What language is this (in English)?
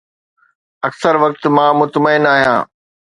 Sindhi